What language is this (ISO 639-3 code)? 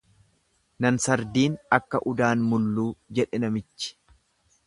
orm